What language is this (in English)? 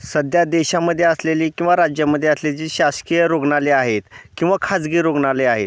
Marathi